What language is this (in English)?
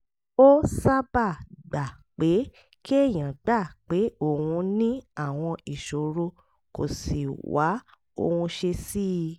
Yoruba